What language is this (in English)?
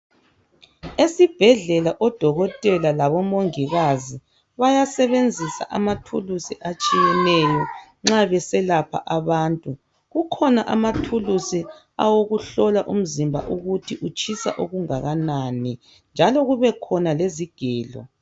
North Ndebele